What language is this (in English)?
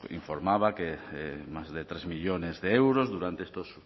Spanish